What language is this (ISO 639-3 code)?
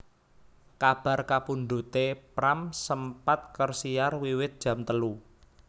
jav